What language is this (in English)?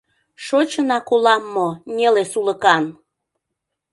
Mari